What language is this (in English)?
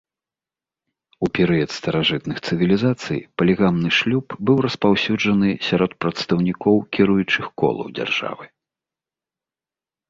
Belarusian